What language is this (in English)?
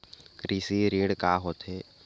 Chhattisgarhi